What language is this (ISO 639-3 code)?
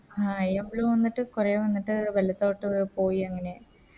mal